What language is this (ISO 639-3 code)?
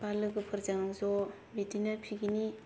brx